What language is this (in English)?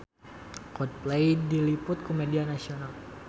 Sundanese